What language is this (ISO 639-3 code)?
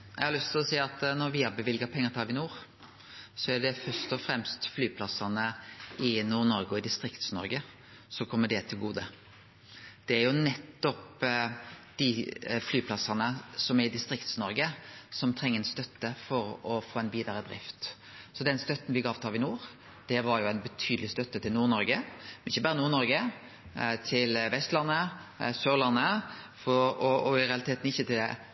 nno